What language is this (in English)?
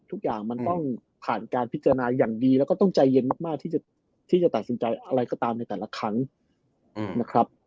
Thai